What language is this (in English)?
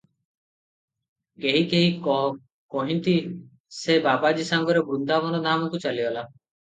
Odia